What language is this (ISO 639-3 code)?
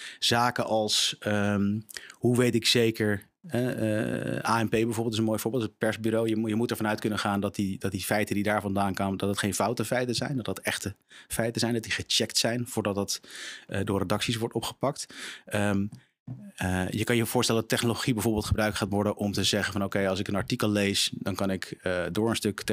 nld